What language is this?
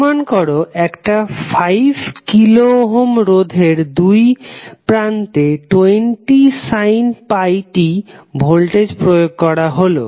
Bangla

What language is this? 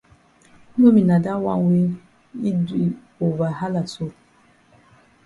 Cameroon Pidgin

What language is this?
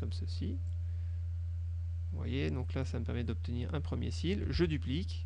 French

